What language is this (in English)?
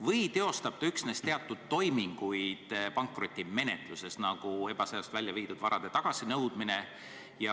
Estonian